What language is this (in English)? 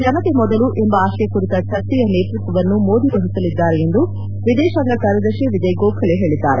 Kannada